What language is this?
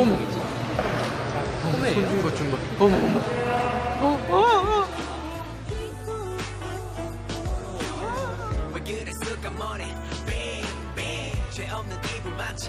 Korean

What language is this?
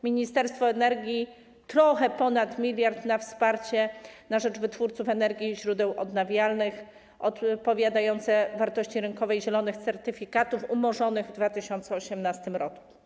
Polish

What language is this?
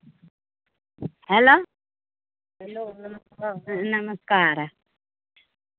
Maithili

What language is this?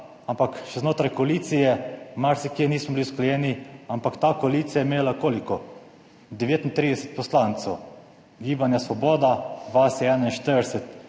Slovenian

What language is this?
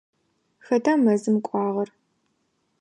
Adyghe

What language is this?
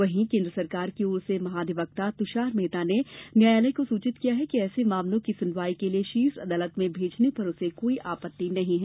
Hindi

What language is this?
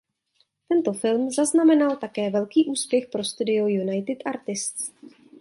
Czech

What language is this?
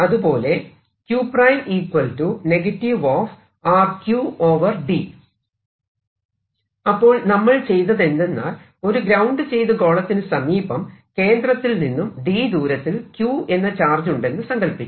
Malayalam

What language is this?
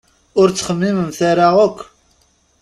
Kabyle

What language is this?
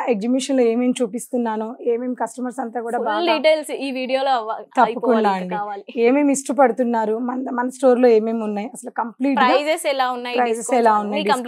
Telugu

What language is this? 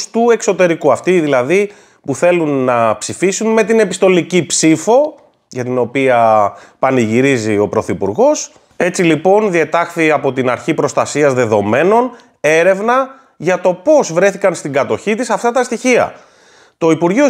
Greek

